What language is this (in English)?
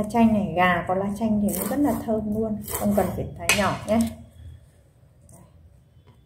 Vietnamese